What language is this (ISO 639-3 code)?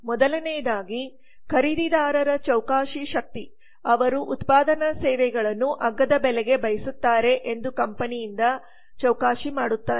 kan